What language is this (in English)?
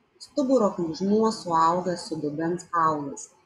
Lithuanian